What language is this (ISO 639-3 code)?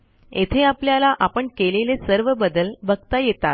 mar